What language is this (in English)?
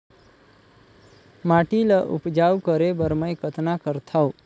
Chhattisgarhi